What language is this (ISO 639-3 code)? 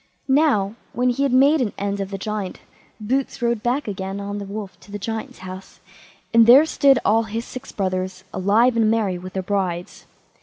eng